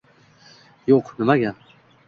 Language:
Uzbek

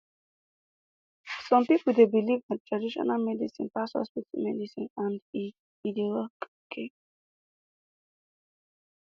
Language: Nigerian Pidgin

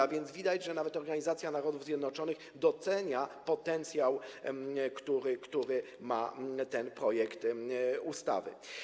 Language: Polish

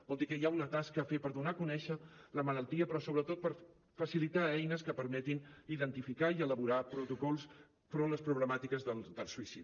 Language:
Catalan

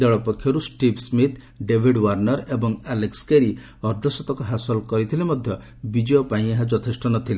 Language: Odia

